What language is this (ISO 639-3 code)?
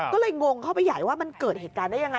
tha